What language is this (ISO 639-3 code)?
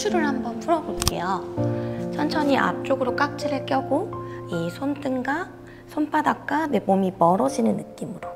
kor